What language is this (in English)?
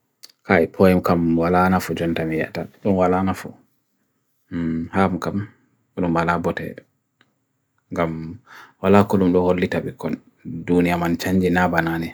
Bagirmi Fulfulde